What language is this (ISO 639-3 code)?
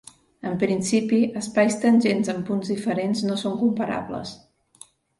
cat